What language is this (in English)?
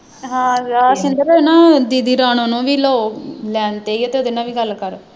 Punjabi